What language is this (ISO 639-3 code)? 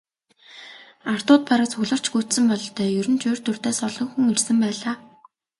mon